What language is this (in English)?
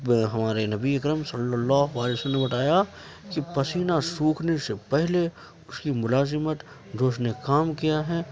Urdu